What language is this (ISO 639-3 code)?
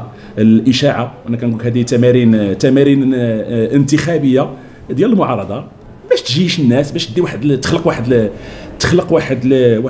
ara